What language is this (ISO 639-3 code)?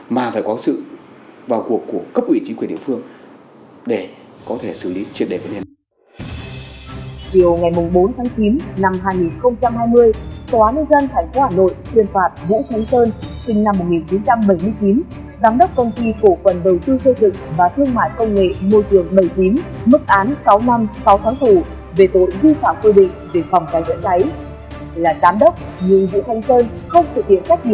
vie